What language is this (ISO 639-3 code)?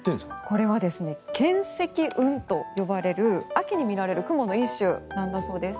jpn